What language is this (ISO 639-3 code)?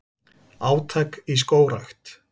isl